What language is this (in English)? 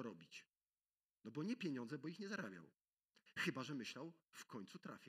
Polish